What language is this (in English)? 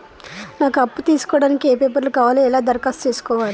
Telugu